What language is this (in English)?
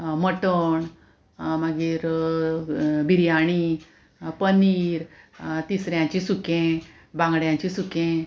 Konkani